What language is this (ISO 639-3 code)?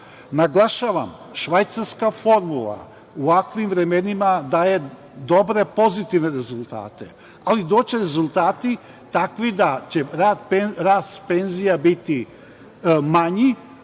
srp